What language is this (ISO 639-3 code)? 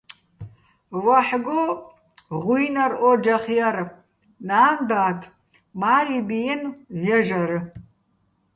bbl